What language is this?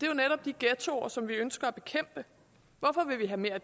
Danish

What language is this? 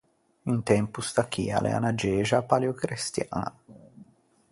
Ligurian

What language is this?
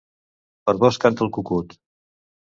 Catalan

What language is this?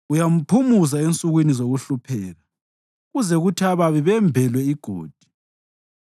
North Ndebele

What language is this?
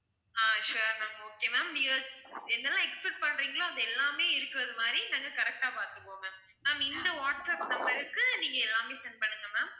Tamil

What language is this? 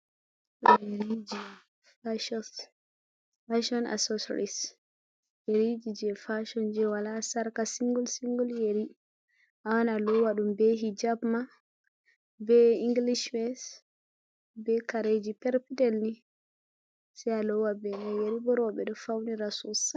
Fula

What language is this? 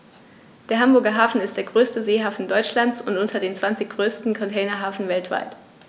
German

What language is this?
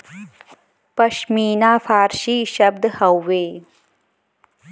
Bhojpuri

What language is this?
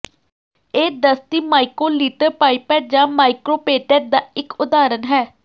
Punjabi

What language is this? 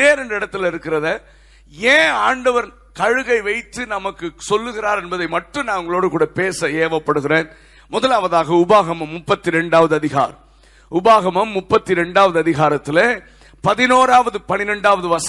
Tamil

